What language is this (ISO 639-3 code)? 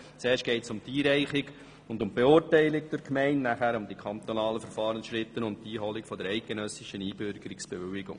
gsw